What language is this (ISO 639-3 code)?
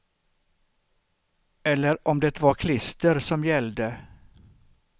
swe